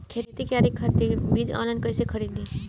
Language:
Bhojpuri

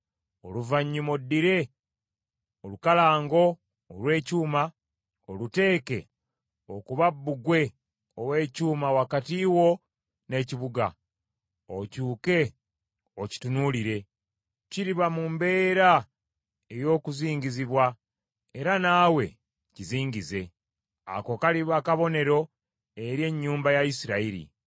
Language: Ganda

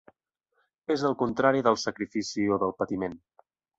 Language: Catalan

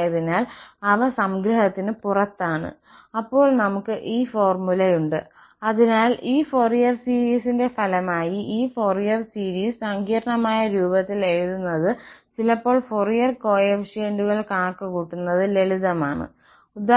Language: Malayalam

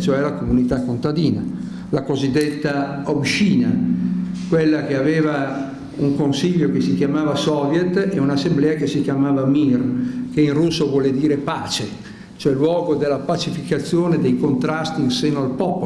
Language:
Italian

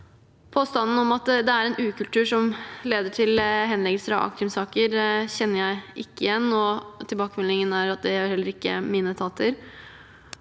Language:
Norwegian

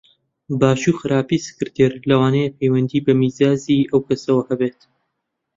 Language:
Central Kurdish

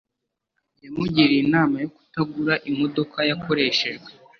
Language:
Kinyarwanda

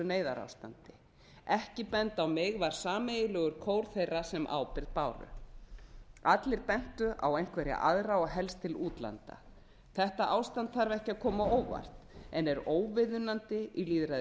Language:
Icelandic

